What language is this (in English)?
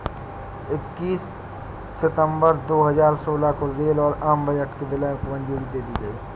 Hindi